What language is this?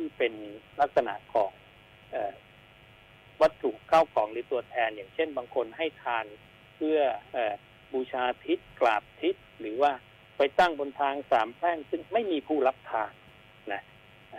Thai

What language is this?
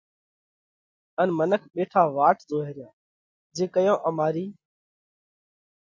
Parkari Koli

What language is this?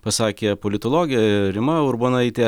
Lithuanian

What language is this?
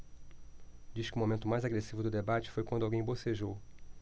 Portuguese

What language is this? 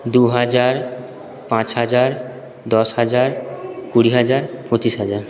Bangla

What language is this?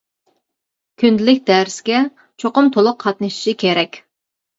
Uyghur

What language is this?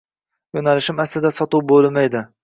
Uzbek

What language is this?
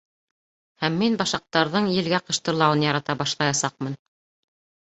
Bashkir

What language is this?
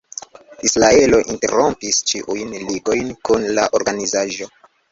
Esperanto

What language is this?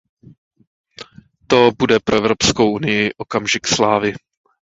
Czech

